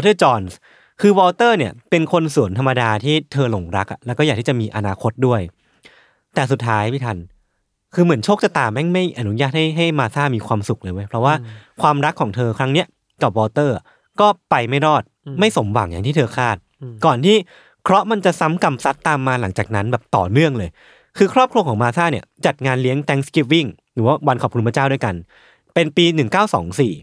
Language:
Thai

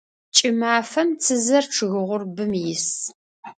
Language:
Adyghe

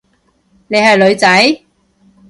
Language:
Cantonese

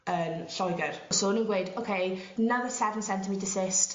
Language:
Welsh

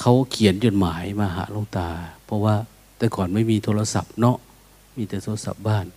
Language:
Thai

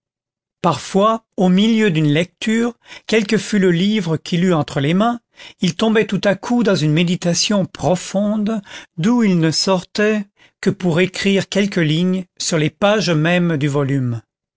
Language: French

